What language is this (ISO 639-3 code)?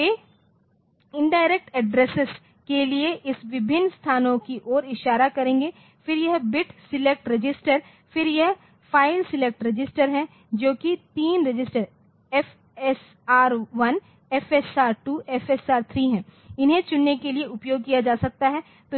hin